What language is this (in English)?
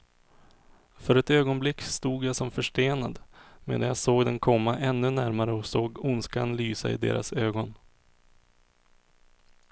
Swedish